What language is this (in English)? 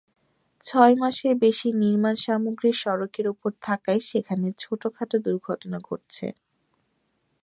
Bangla